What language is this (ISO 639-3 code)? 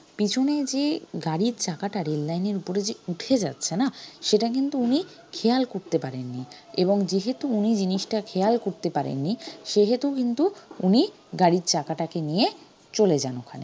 ben